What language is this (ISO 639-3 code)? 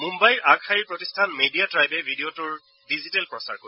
asm